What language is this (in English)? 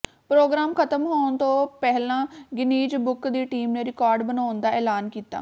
Punjabi